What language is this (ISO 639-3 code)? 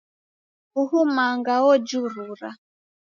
dav